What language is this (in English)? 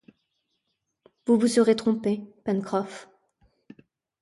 French